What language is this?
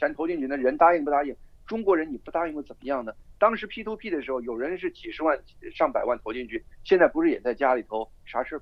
Chinese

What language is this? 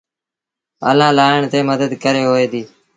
Sindhi Bhil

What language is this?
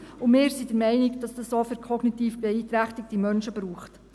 Swiss German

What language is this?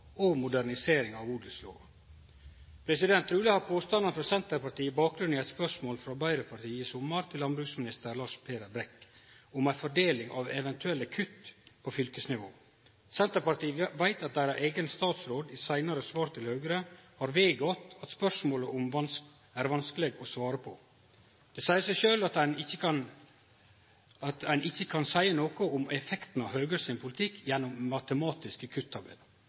Norwegian Nynorsk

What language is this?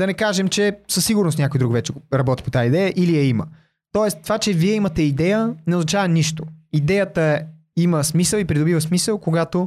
Bulgarian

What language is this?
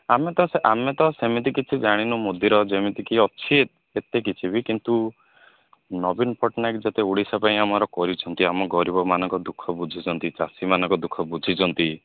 Odia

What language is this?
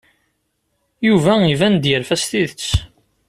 Kabyle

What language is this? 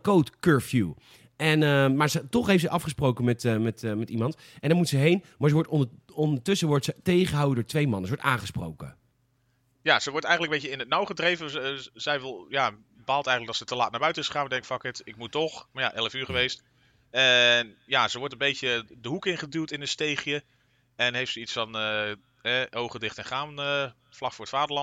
Dutch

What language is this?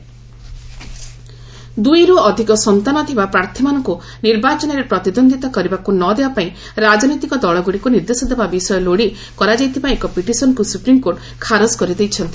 Odia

